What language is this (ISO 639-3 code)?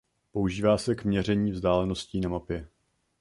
ces